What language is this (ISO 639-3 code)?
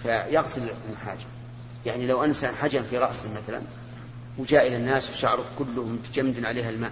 ara